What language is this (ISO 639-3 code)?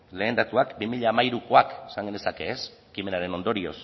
eus